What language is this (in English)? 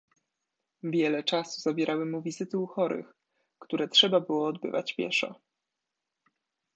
Polish